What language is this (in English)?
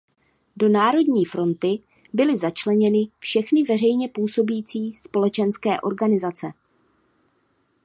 Czech